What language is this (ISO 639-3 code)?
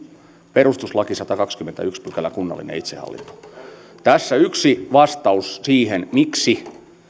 fin